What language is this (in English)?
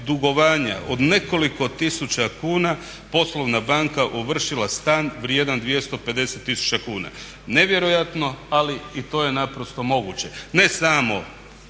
Croatian